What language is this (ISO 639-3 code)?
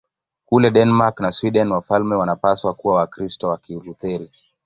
swa